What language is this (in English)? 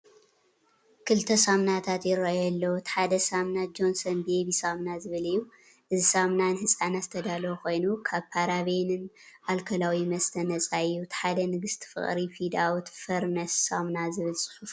Tigrinya